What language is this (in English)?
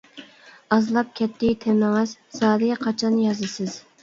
Uyghur